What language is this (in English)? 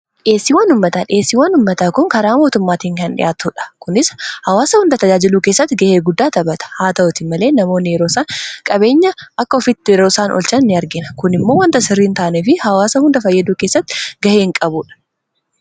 Oromo